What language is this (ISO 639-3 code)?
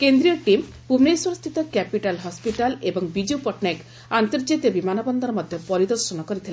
ori